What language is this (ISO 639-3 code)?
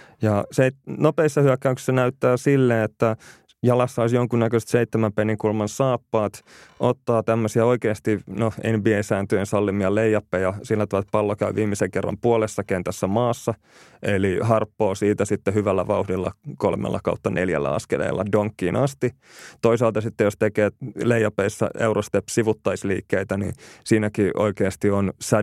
fin